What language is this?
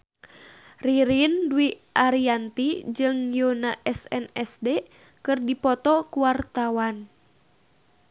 Sundanese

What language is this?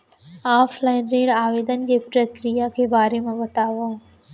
Chhattisgarhi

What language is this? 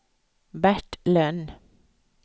Swedish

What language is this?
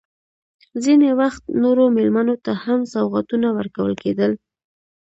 Pashto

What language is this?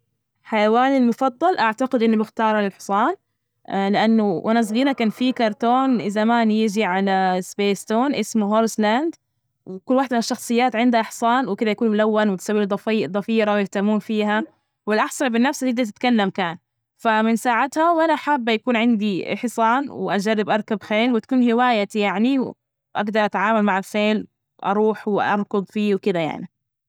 Najdi Arabic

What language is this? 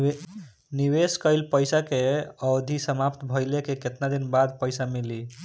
Bhojpuri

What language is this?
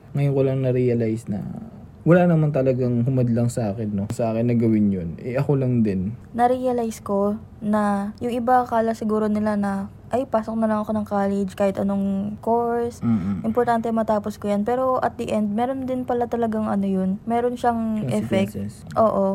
Filipino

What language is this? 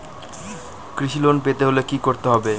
Bangla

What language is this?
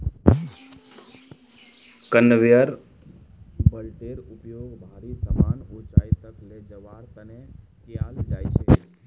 Magahi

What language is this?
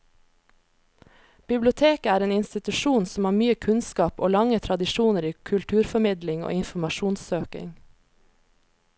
Norwegian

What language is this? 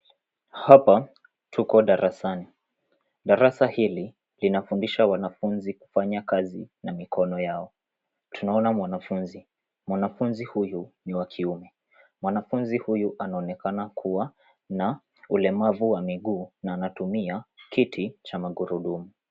Swahili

